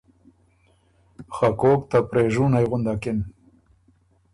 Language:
Ormuri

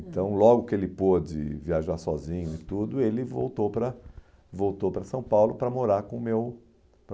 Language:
Portuguese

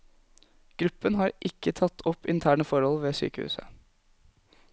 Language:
Norwegian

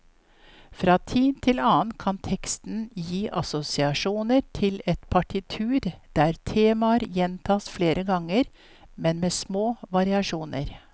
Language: Norwegian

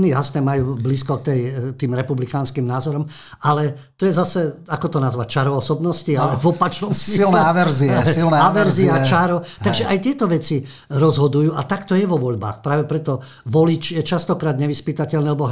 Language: Slovak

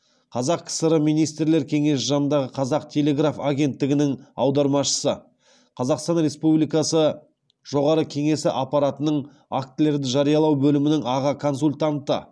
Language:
Kazakh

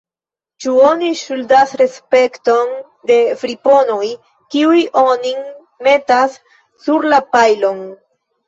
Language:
Esperanto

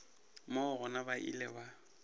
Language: Northern Sotho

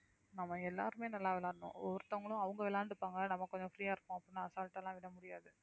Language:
Tamil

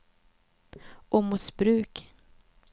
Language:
Swedish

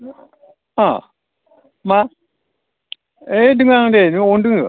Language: Bodo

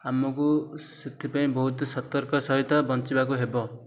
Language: Odia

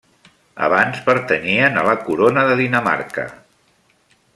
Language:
Catalan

